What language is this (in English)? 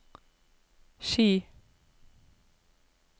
Norwegian